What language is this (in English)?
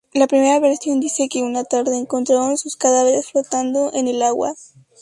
Spanish